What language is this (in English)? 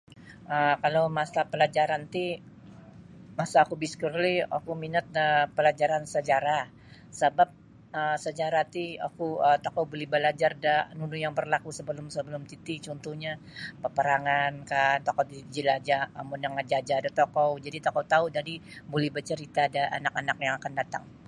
Sabah Bisaya